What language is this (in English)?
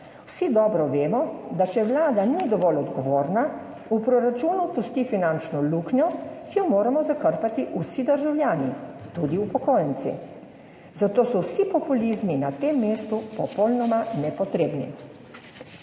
Slovenian